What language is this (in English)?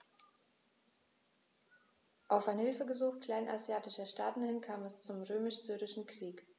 German